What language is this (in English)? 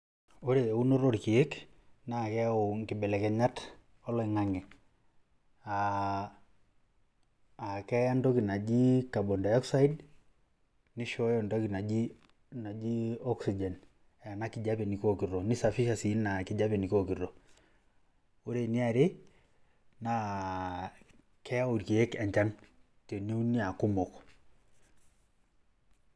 Masai